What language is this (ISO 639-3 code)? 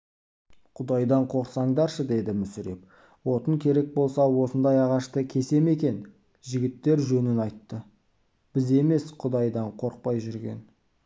kaz